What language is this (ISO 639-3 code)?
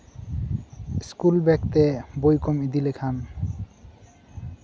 sat